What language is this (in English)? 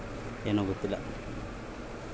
Kannada